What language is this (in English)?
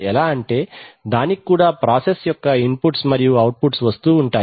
Telugu